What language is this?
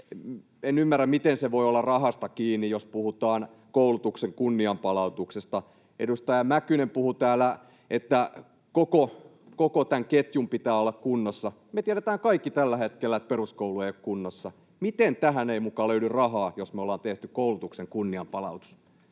Finnish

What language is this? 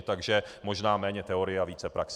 Czech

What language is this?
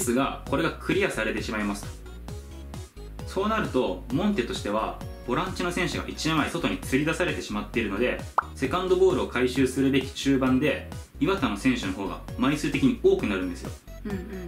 Japanese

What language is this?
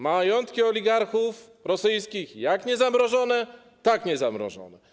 Polish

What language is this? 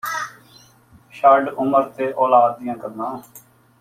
Punjabi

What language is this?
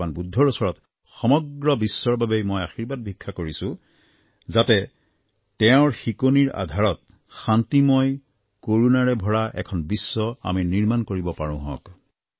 Assamese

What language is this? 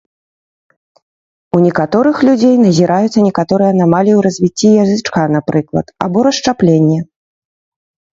Belarusian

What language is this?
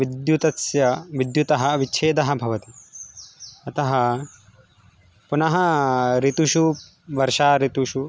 Sanskrit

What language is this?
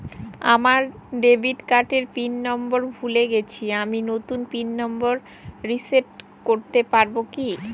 Bangla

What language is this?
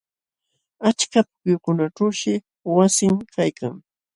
Jauja Wanca Quechua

